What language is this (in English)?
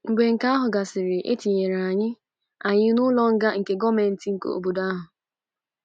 Igbo